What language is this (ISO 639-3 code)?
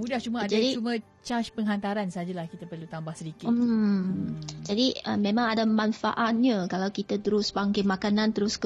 msa